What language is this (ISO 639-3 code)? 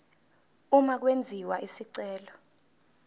zul